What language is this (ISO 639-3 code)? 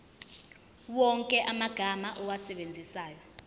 zul